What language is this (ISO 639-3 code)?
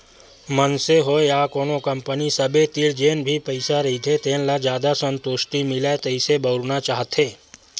hne